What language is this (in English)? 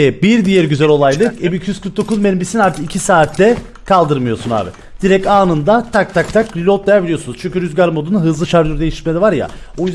Turkish